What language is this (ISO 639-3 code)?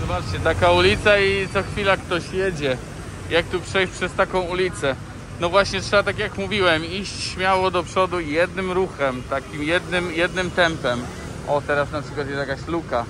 pol